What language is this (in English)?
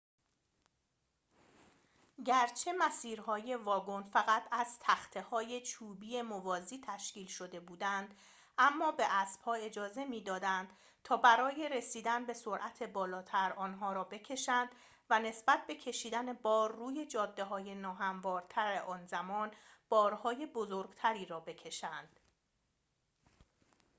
Persian